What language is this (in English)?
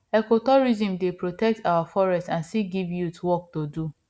Nigerian Pidgin